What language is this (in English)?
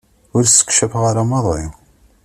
Kabyle